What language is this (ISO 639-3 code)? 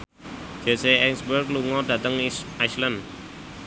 jav